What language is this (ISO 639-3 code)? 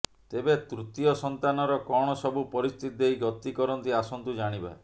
ori